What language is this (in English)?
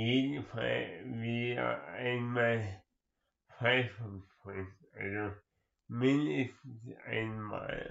German